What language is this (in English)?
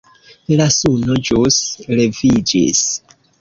Esperanto